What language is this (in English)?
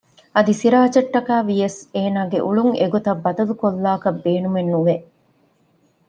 Divehi